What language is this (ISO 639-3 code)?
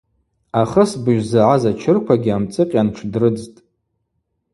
abq